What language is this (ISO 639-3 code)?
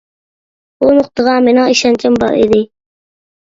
uig